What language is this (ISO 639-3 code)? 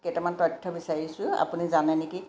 asm